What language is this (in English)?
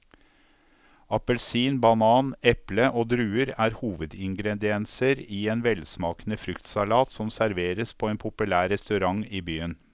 Norwegian